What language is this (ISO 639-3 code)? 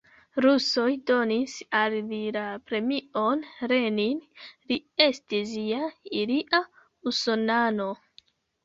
epo